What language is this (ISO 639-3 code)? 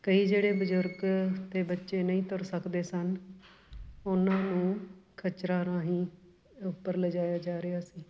pan